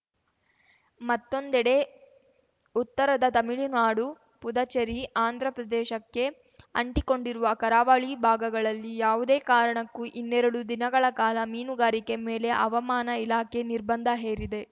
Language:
Kannada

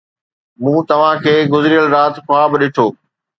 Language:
Sindhi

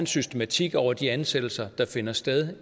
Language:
Danish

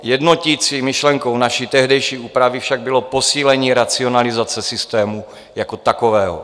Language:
Czech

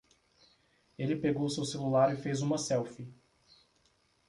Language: Portuguese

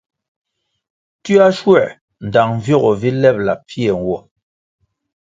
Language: Kwasio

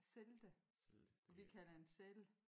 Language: Danish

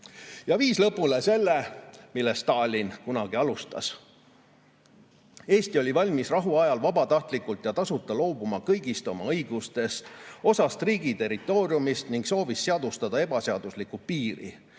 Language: Estonian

